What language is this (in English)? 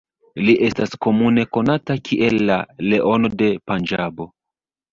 Esperanto